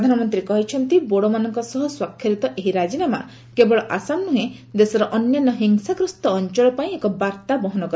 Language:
Odia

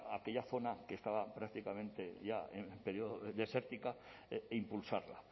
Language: Spanish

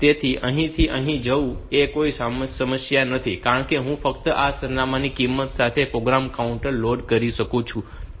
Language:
Gujarati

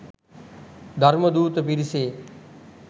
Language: Sinhala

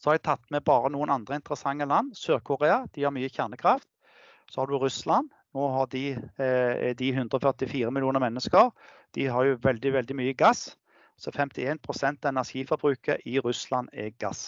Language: Norwegian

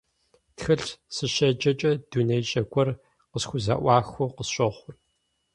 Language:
Kabardian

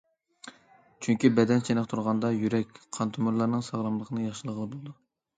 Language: Uyghur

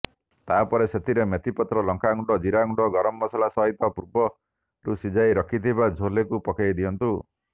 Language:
Odia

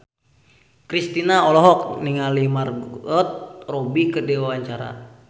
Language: Sundanese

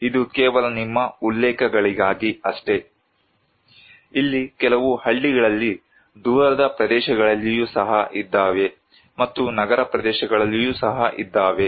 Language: Kannada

